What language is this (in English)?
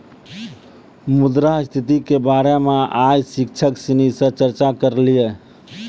Maithili